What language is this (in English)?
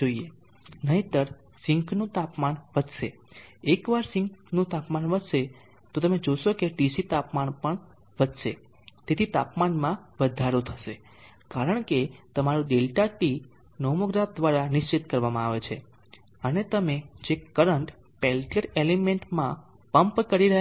Gujarati